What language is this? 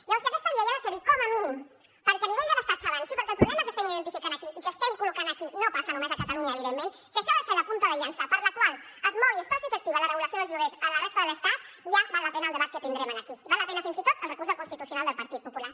Catalan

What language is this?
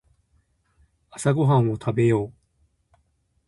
Japanese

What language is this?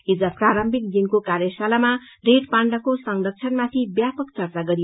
Nepali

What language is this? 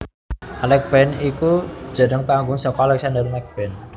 Javanese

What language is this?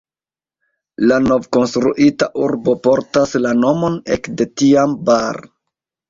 Esperanto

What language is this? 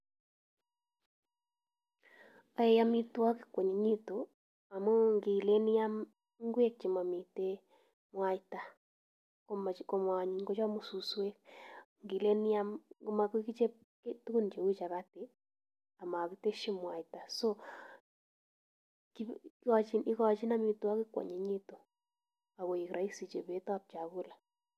Kalenjin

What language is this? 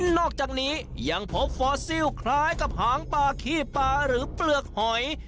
Thai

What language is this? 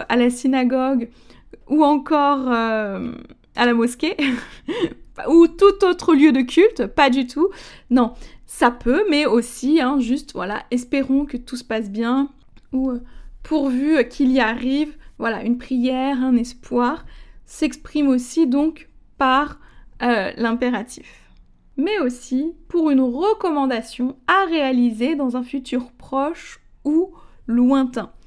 French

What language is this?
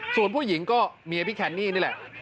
Thai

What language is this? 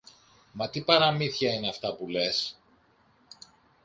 Greek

